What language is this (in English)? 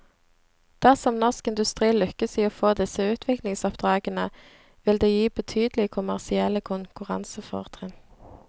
Norwegian